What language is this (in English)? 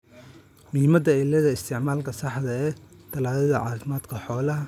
Somali